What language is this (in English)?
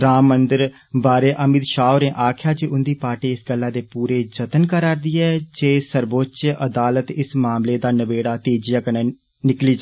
Dogri